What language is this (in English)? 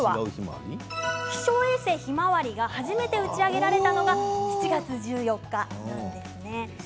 Japanese